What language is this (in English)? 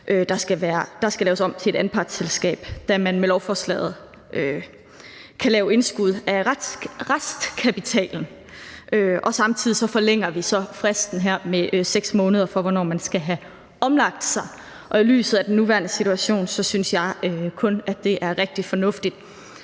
Danish